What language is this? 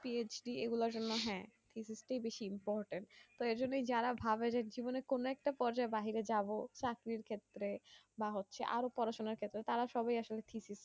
Bangla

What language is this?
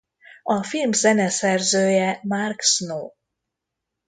Hungarian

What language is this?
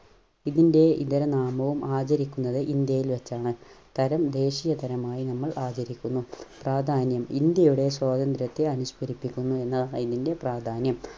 Malayalam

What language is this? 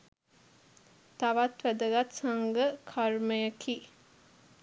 Sinhala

